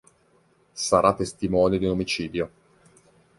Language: Italian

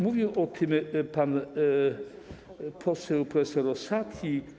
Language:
Polish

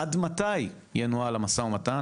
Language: Hebrew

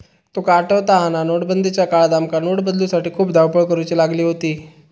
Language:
Marathi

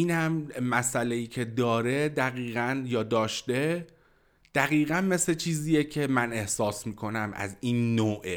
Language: Persian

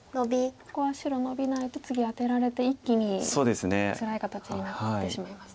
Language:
Japanese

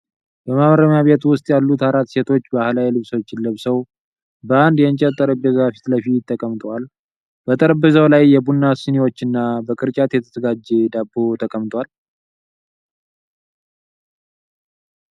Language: Amharic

